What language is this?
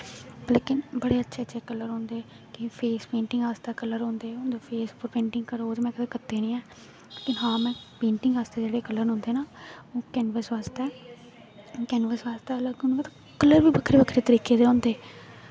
Dogri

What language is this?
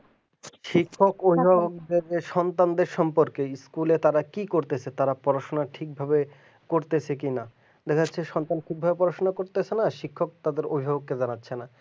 Bangla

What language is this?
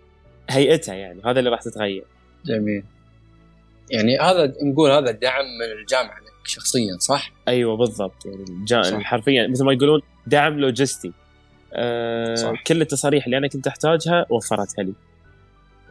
Arabic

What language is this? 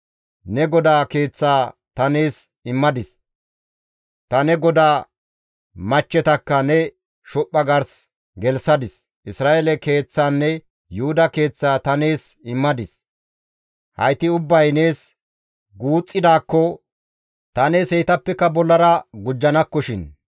Gamo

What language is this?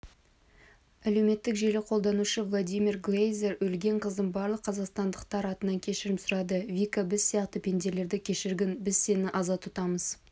Kazakh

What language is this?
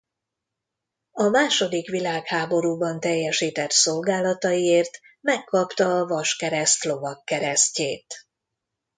Hungarian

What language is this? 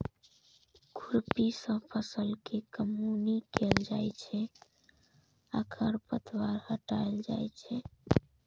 Maithili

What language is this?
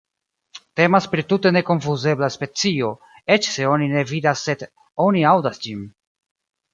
Esperanto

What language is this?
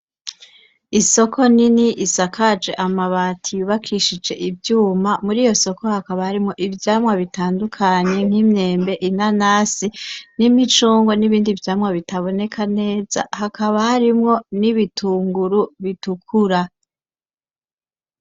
Rundi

